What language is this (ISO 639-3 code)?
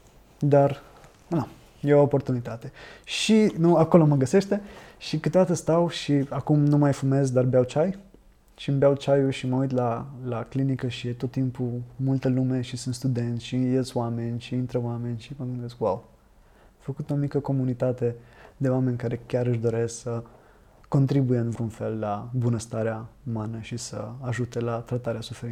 ron